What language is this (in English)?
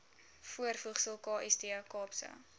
Afrikaans